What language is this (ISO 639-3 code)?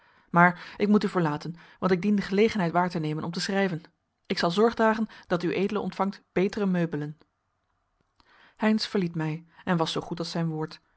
nld